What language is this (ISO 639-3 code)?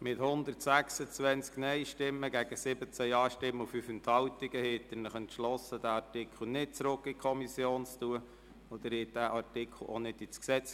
gsw